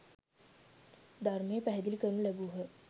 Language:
Sinhala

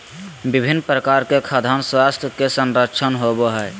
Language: Magahi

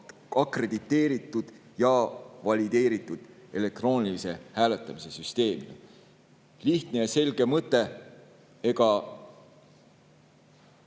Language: Estonian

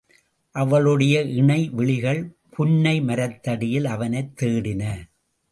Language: Tamil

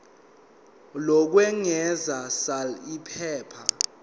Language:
Zulu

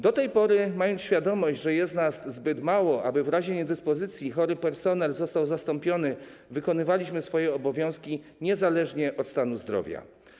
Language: Polish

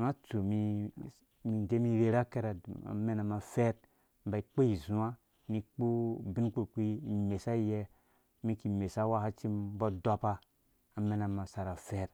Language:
Dũya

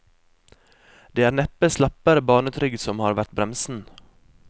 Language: Norwegian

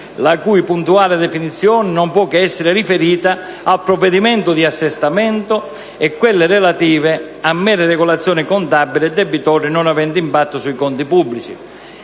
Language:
Italian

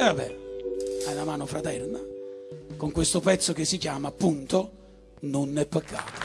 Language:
Italian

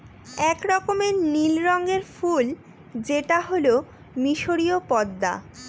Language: Bangla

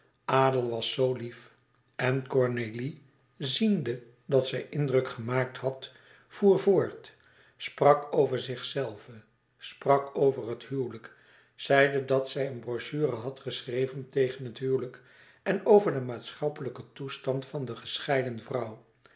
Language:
Dutch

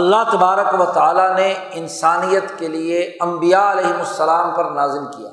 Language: Urdu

